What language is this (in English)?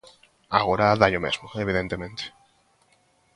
Galician